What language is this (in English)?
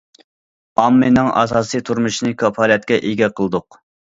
Uyghur